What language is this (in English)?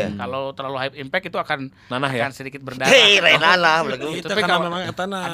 Indonesian